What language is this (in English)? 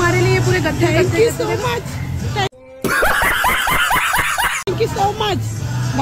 Hindi